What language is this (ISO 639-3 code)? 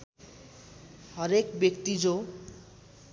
nep